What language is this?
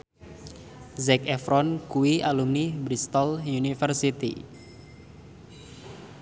Javanese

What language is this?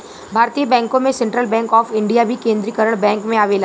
Bhojpuri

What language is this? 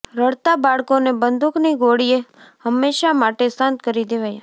Gujarati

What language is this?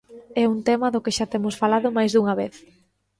Galician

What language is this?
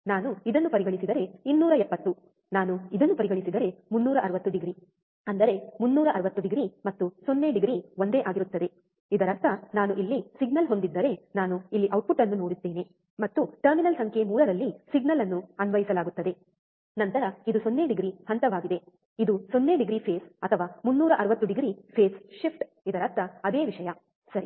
Kannada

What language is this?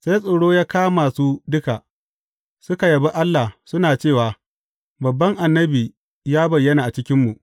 Hausa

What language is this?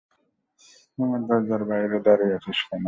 Bangla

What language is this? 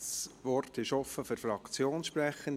Swiss German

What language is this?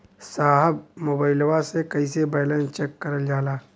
Bhojpuri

